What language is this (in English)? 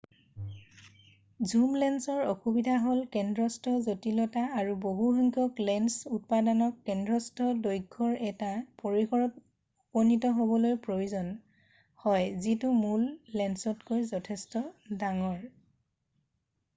Assamese